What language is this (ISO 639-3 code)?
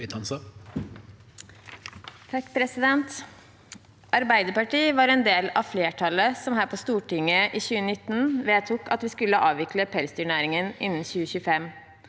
nor